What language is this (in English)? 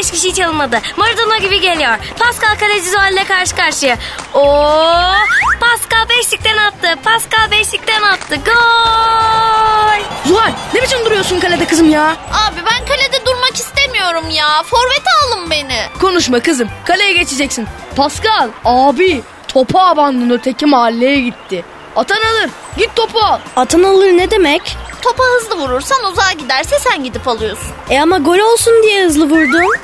Turkish